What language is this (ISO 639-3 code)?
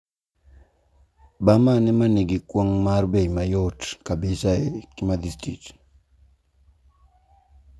luo